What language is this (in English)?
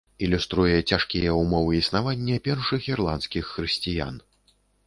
Belarusian